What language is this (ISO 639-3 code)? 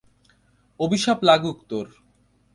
ben